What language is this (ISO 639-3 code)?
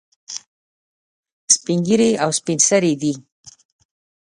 pus